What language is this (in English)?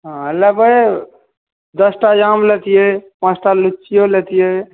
Maithili